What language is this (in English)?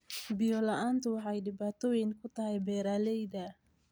Somali